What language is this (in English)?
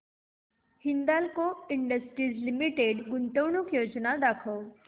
Marathi